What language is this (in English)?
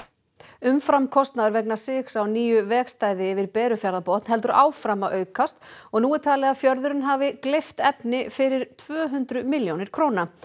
Icelandic